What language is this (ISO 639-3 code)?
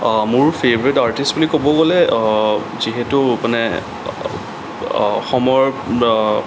asm